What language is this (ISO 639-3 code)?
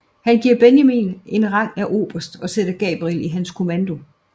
dan